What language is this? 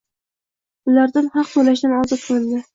Uzbek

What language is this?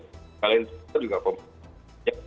Indonesian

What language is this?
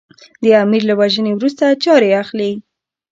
Pashto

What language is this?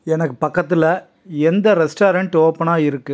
Tamil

